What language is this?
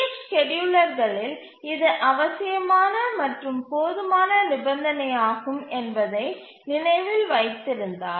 Tamil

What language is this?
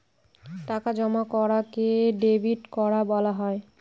Bangla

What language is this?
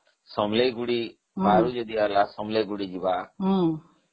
Odia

